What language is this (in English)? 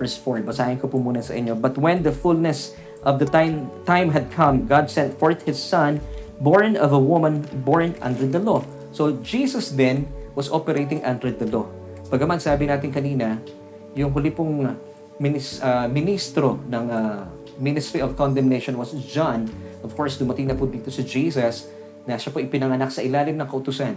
Filipino